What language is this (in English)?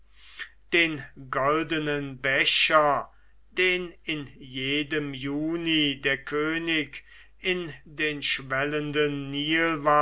German